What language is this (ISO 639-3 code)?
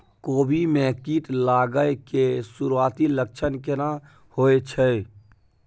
mai